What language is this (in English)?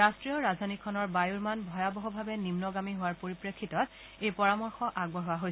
Assamese